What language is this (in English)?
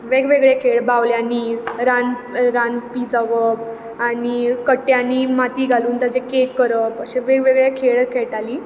Konkani